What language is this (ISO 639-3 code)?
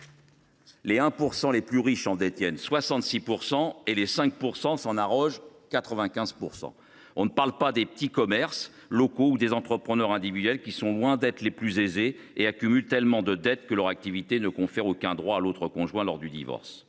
fra